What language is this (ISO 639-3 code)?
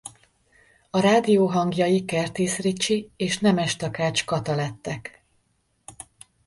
hun